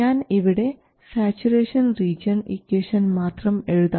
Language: Malayalam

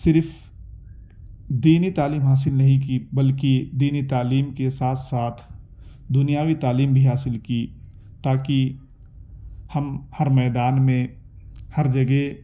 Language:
Urdu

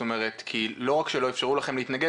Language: Hebrew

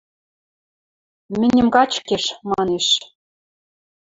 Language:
Western Mari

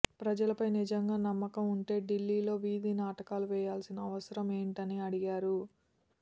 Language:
Telugu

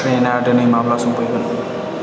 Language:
Bodo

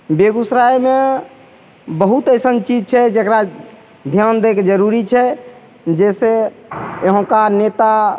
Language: Maithili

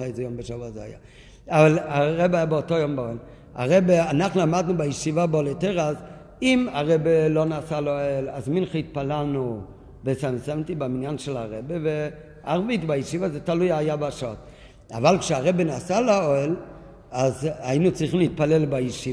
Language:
Hebrew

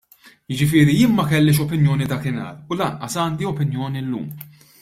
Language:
Maltese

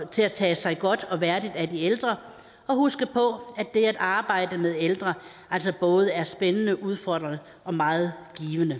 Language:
Danish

